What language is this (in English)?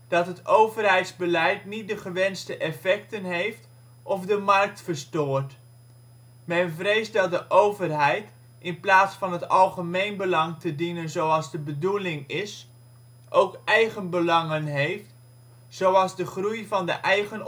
Dutch